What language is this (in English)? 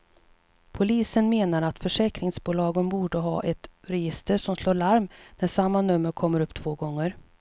Swedish